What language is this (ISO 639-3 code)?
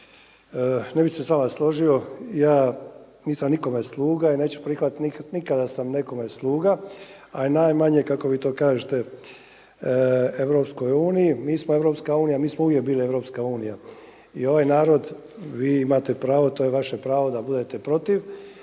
hrv